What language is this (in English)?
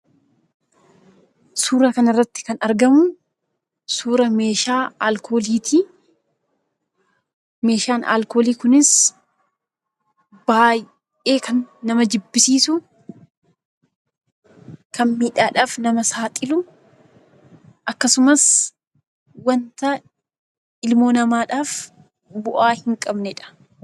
Oromo